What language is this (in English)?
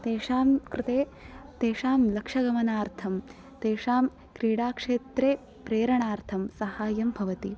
Sanskrit